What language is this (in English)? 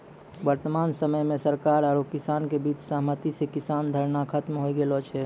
Maithili